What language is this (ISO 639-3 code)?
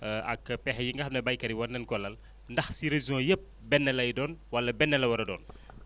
wol